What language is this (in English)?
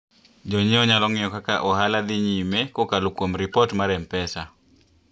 Luo (Kenya and Tanzania)